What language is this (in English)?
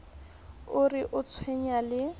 Southern Sotho